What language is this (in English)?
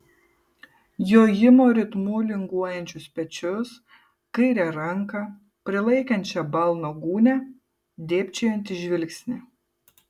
Lithuanian